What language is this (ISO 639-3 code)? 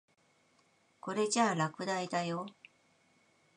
jpn